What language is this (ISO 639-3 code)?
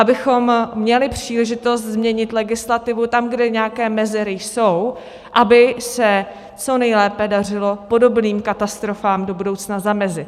ces